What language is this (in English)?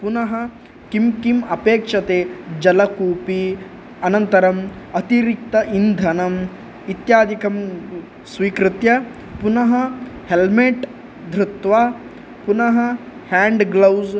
Sanskrit